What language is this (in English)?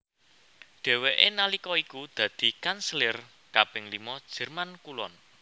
Javanese